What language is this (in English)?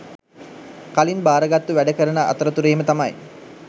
Sinhala